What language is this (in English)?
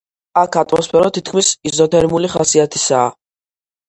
Georgian